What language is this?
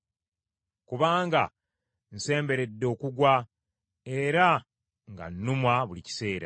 Ganda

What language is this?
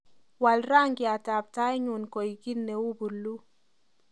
Kalenjin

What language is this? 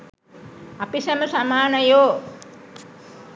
Sinhala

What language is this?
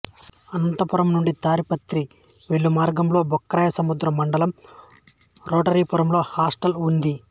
Telugu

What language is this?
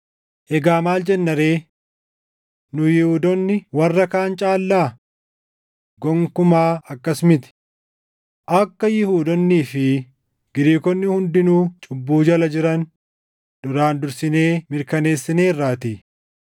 Oromo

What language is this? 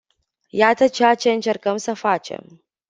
Romanian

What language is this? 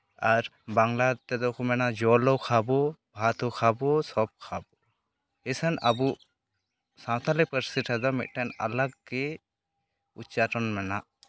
Santali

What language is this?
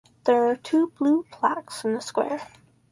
English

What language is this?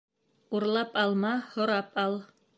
Bashkir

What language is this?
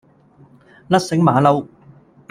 Cantonese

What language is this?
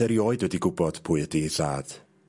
Welsh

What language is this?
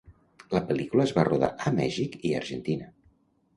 Catalan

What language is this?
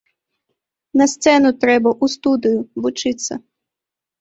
Belarusian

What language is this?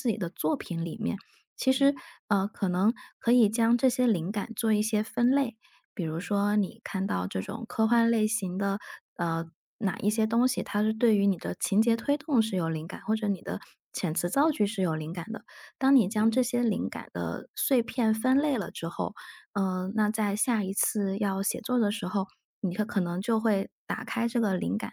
Chinese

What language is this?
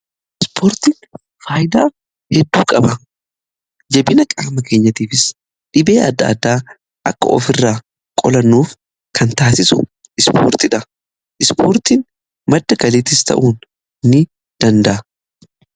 Oromo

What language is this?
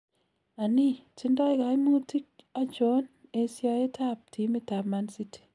Kalenjin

